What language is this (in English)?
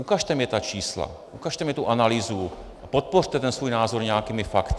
Czech